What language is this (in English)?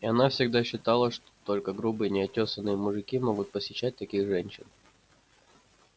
Russian